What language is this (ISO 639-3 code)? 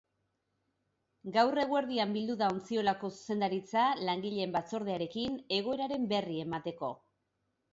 eus